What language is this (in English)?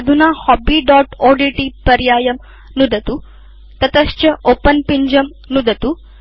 Sanskrit